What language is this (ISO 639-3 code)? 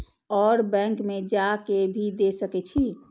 mai